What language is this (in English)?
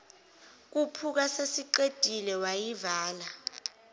Zulu